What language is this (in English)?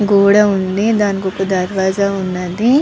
Telugu